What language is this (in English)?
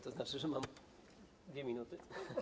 Polish